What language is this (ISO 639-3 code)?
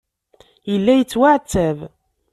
kab